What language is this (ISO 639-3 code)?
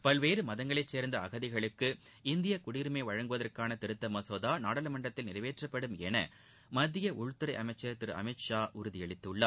tam